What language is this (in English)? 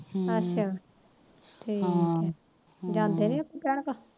Punjabi